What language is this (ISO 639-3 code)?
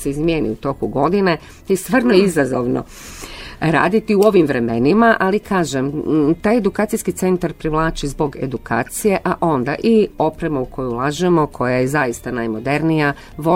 hrv